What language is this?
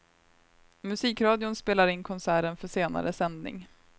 Swedish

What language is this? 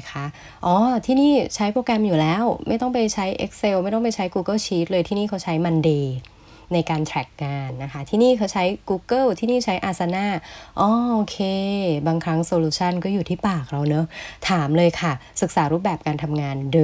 Thai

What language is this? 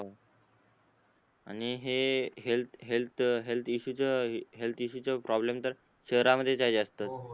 Marathi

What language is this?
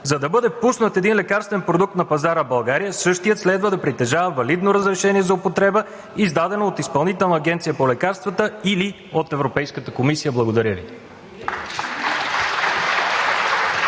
Bulgarian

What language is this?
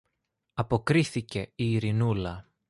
Greek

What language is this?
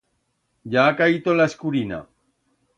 Aragonese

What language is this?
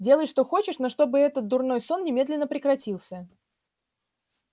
Russian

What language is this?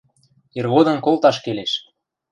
Western Mari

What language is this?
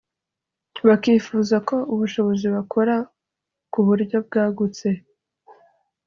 Kinyarwanda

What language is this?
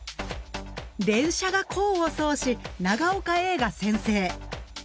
Japanese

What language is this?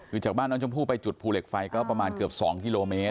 Thai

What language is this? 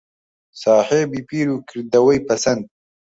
Central Kurdish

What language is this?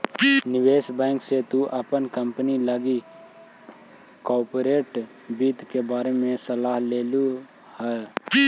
Magahi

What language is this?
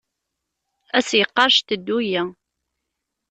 Kabyle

